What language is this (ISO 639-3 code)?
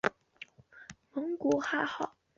zho